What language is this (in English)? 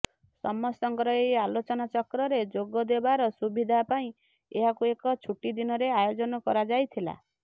Odia